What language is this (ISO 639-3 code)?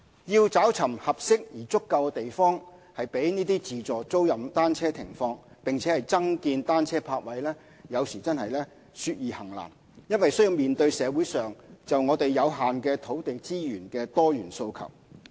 yue